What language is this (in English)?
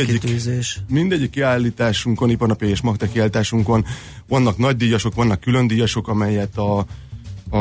Hungarian